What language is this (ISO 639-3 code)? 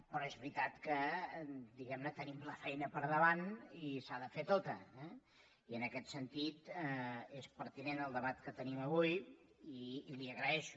cat